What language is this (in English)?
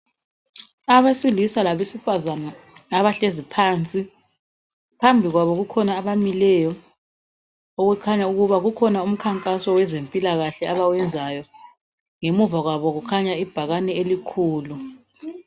North Ndebele